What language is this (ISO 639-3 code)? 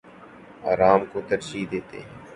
urd